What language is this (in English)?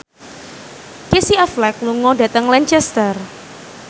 Javanese